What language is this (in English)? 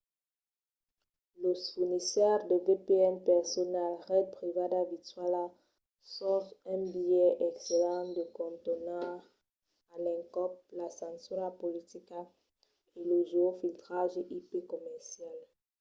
Occitan